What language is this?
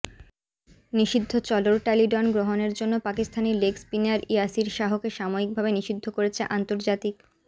Bangla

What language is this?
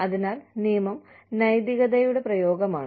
Malayalam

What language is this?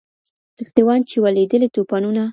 Pashto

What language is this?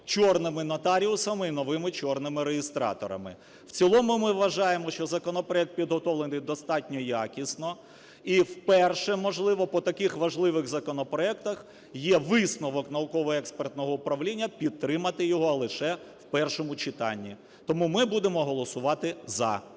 Ukrainian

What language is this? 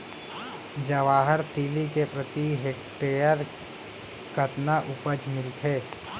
Chhattisgarhi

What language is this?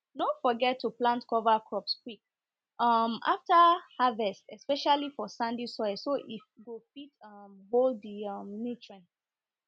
Nigerian Pidgin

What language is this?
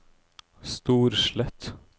Norwegian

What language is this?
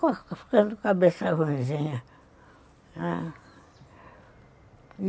Portuguese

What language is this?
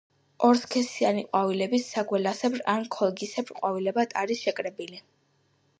Georgian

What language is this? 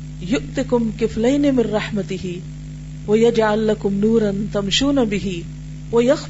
Urdu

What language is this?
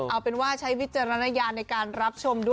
Thai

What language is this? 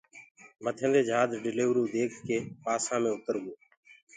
Gurgula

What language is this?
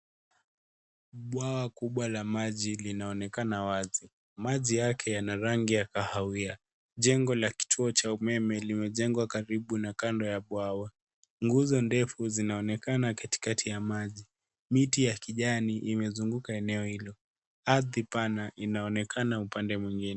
Swahili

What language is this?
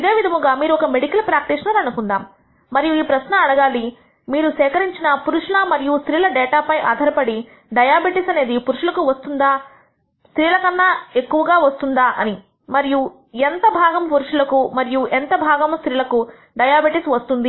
Telugu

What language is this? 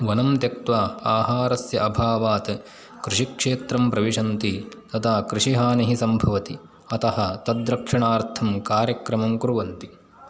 Sanskrit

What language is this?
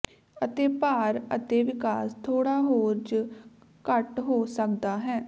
Punjabi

